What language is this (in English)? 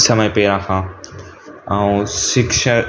Sindhi